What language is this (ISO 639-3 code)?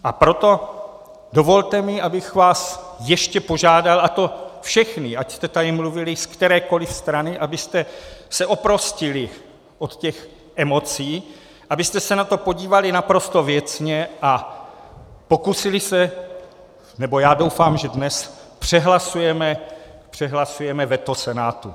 ces